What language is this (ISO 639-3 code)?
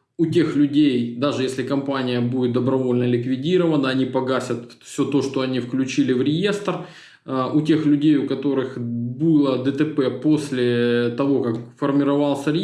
rus